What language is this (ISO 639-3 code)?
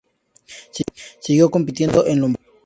spa